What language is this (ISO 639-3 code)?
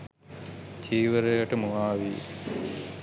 sin